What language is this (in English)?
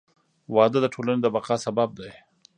Pashto